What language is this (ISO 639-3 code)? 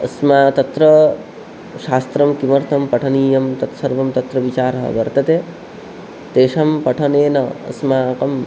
san